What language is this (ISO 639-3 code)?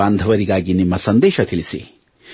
kan